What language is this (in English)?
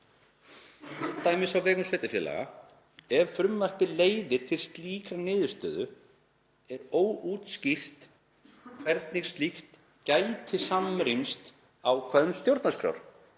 Icelandic